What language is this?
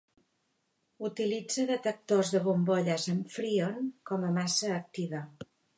Catalan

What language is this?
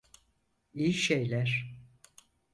Turkish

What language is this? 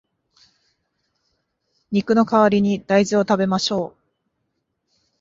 Japanese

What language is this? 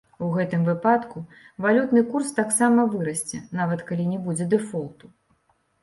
Belarusian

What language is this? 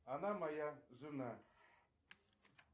Russian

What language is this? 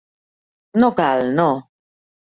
Catalan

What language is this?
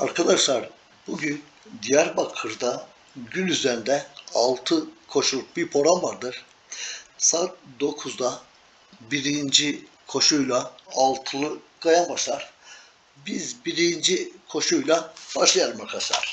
Turkish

